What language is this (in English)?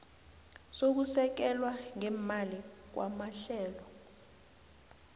South Ndebele